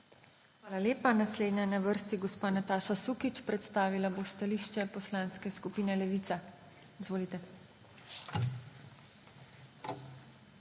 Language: Slovenian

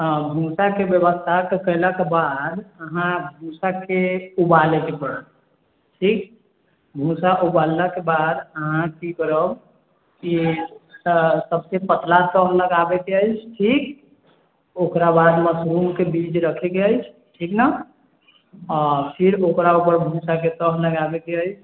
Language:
Maithili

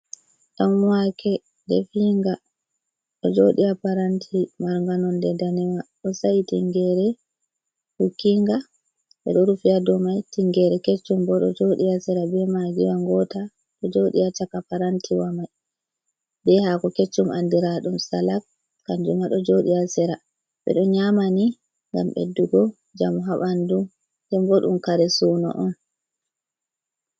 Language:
Fula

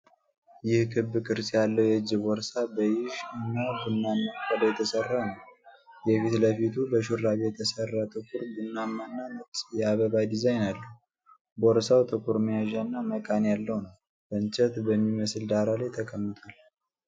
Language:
Amharic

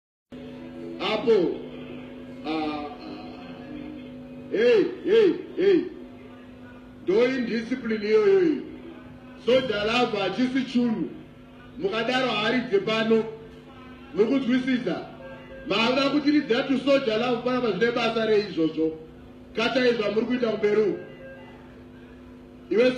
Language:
Arabic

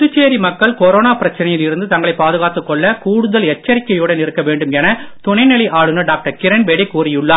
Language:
Tamil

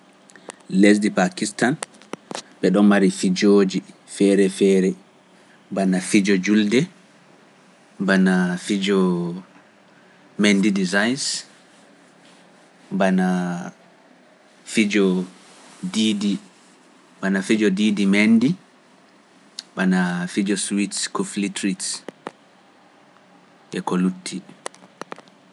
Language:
Pular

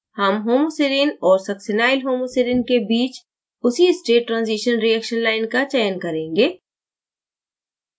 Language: Hindi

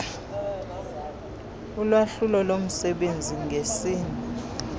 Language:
Xhosa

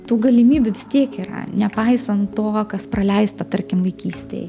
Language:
Lithuanian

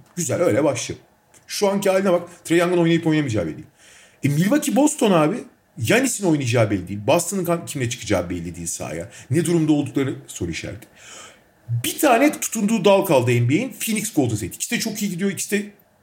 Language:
Turkish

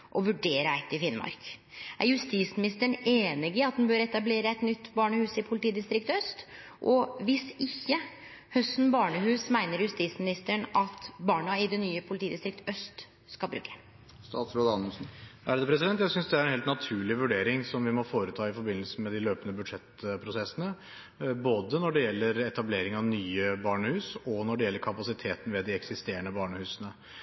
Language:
Norwegian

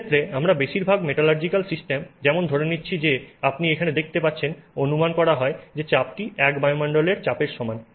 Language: Bangla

